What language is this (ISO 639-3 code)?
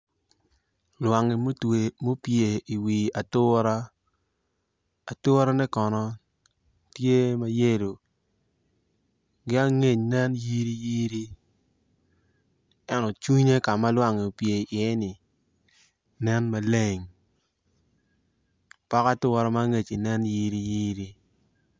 ach